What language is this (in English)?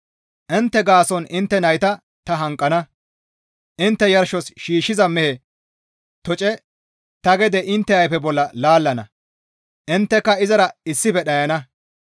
Gamo